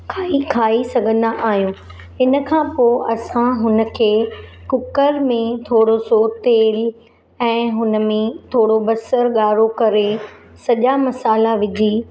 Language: Sindhi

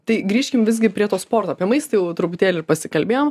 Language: Lithuanian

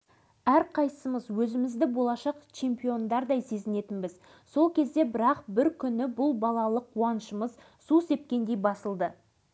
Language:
Kazakh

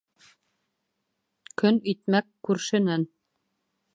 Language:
Bashkir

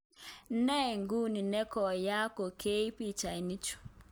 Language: Kalenjin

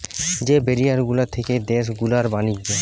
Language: Bangla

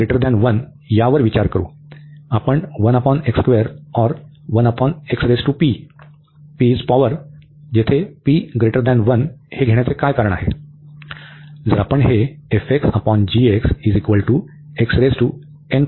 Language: Marathi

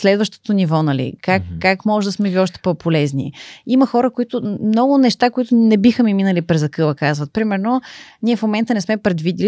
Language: Bulgarian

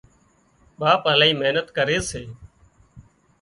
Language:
Wadiyara Koli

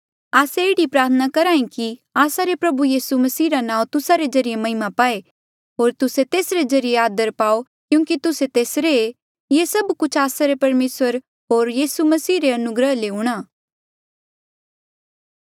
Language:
Mandeali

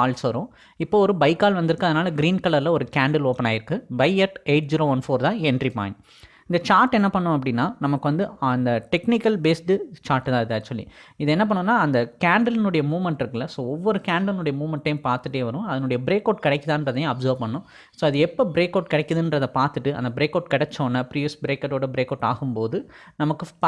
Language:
Tamil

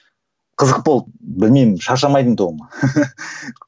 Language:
Kazakh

